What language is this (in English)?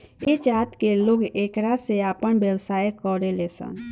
Bhojpuri